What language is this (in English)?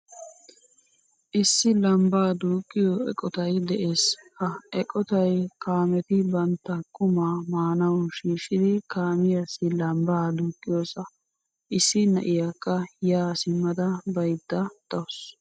Wolaytta